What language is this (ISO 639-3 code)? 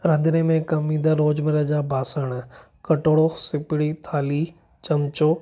snd